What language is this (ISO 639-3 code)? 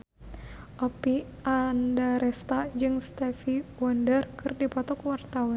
sun